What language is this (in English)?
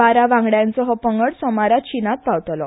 Konkani